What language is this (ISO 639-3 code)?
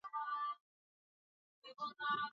swa